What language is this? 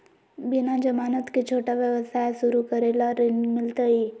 Magahi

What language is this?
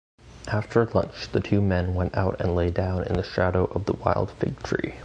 English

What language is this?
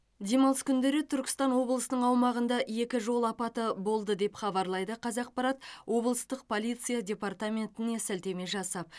Kazakh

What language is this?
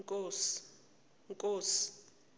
Zulu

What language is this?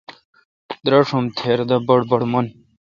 Kalkoti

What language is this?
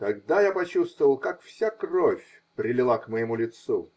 Russian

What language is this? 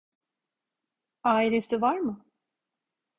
Turkish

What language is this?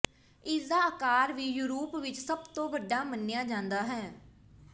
Punjabi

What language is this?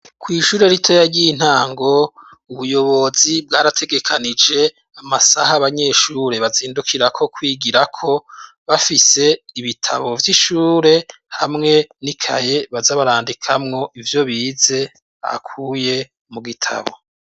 Rundi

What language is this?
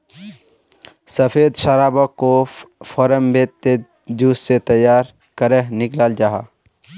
Magahi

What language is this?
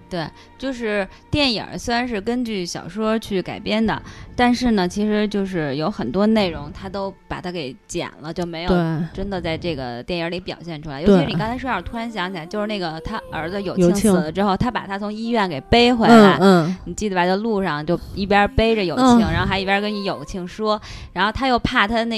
Chinese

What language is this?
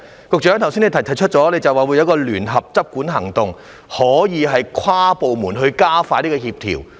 Cantonese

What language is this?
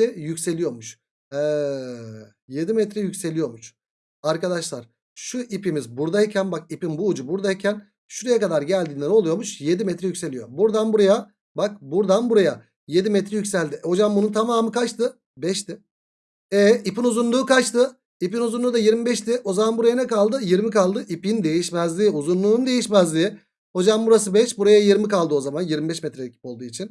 Turkish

